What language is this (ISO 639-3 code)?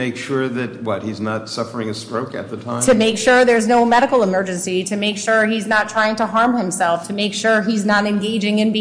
eng